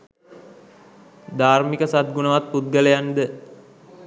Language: Sinhala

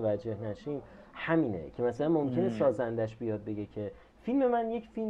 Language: Persian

